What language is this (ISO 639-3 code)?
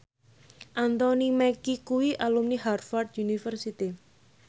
jav